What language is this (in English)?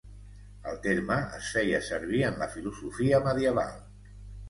Catalan